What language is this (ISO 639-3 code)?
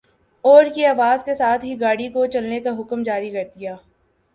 urd